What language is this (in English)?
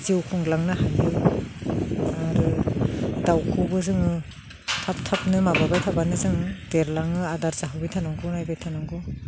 Bodo